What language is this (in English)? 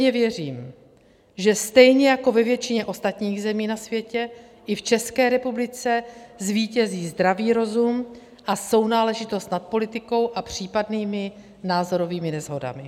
Czech